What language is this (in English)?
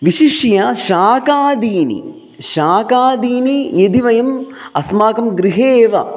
Sanskrit